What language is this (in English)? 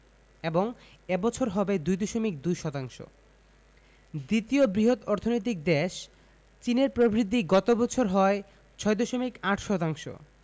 Bangla